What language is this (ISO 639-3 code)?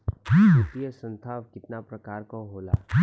bho